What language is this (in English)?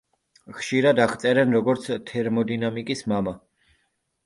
Georgian